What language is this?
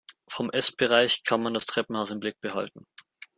German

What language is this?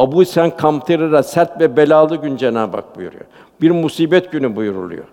Turkish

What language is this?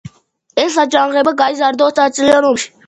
Georgian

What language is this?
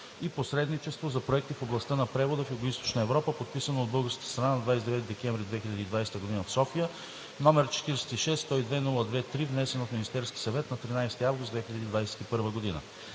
Bulgarian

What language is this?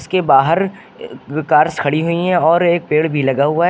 Hindi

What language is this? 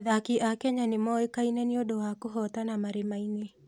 Kikuyu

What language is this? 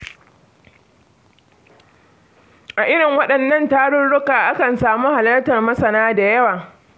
Hausa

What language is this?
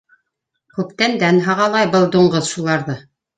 Bashkir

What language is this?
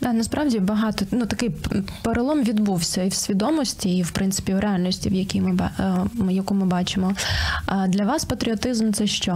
Ukrainian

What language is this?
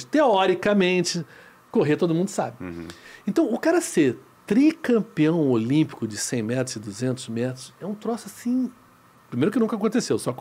Portuguese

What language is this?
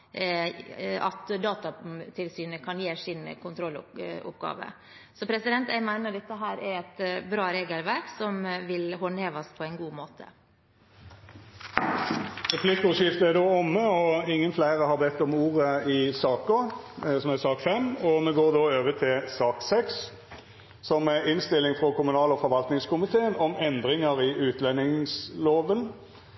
Norwegian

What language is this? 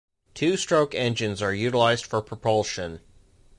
English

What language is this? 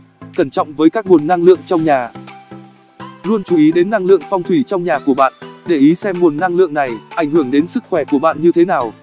Vietnamese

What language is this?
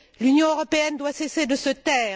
French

